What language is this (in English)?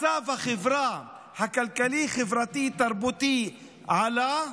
Hebrew